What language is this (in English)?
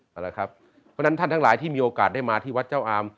Thai